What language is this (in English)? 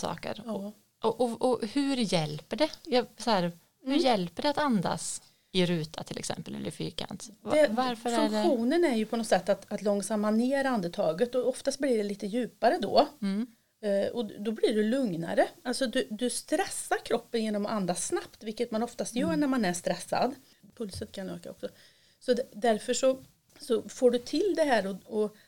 Swedish